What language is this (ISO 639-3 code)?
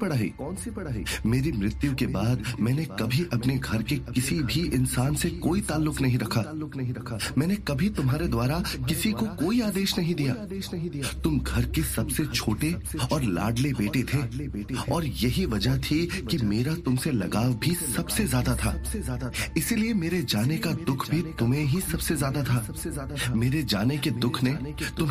hin